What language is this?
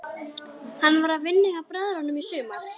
Icelandic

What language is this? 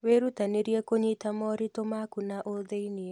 Kikuyu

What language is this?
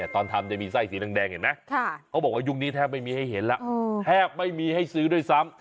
Thai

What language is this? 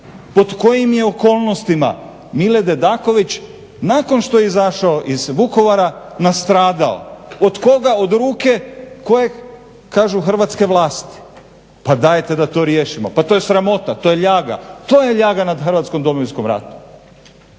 Croatian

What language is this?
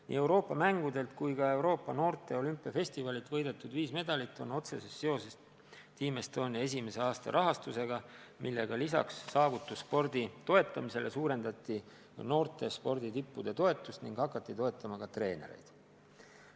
Estonian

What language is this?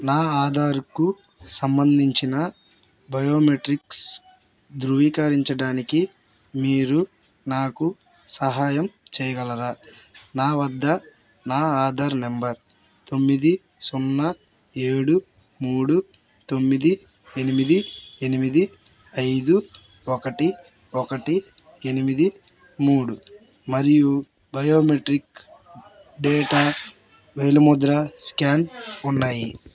Telugu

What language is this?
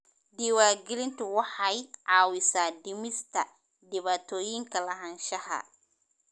Somali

